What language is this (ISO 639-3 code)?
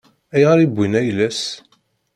kab